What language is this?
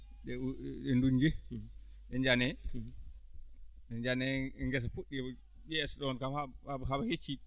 Fula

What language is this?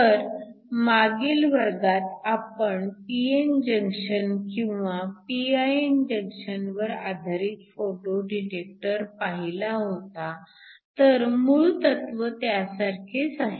Marathi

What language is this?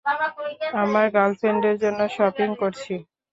Bangla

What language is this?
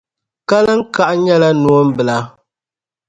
Dagbani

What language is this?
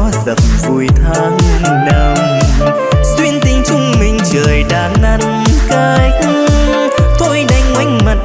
Vietnamese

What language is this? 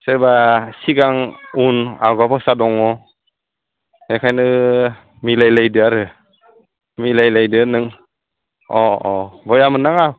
Bodo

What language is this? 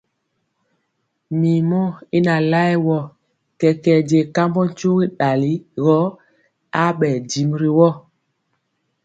Mpiemo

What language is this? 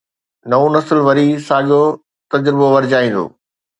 Sindhi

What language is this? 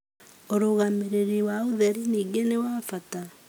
Kikuyu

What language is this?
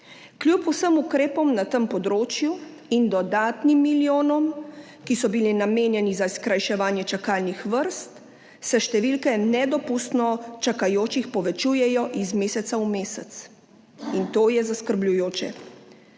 Slovenian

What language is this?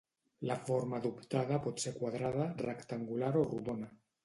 Catalan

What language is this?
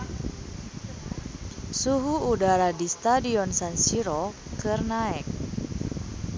Sundanese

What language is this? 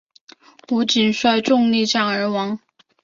Chinese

